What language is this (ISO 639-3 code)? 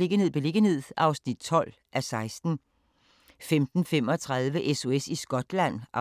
dan